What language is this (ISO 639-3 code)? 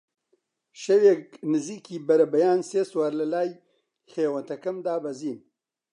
ckb